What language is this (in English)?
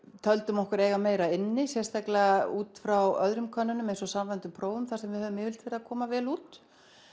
Icelandic